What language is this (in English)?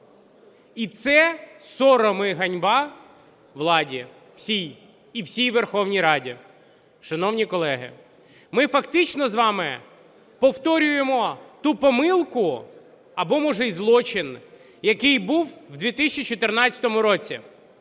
Ukrainian